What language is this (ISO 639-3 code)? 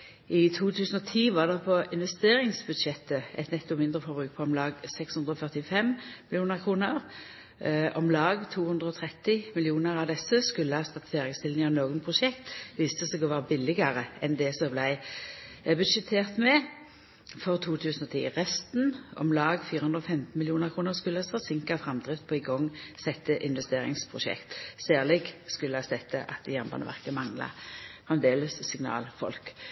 nno